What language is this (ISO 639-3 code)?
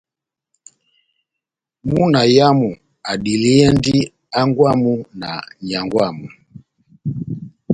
bnm